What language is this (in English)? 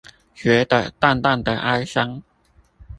Chinese